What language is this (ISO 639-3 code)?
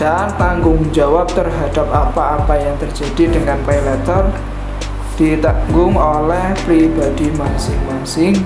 ind